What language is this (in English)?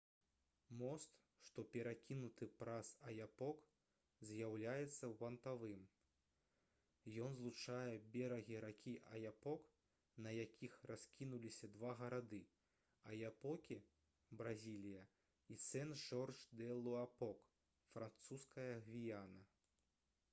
Belarusian